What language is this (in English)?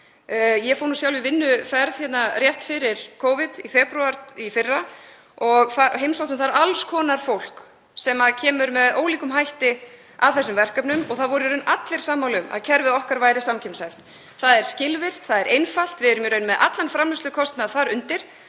Icelandic